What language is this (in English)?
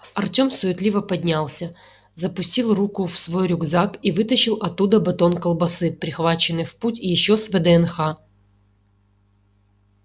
Russian